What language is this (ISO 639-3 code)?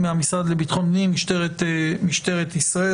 heb